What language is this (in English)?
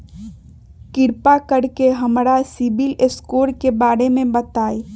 Magahi